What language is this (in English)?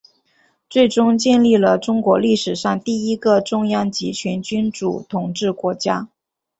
Chinese